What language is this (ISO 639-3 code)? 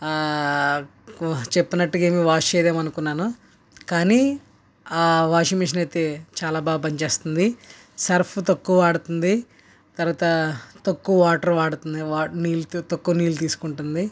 tel